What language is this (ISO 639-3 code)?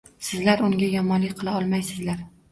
uzb